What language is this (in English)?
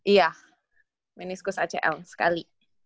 Indonesian